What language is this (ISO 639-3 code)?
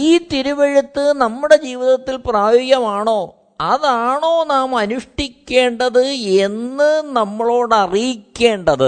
mal